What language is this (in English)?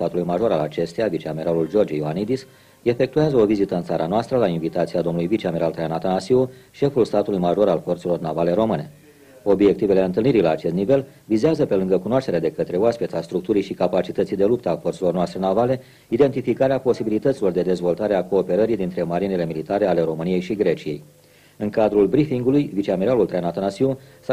Romanian